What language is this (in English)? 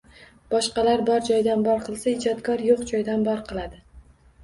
Uzbek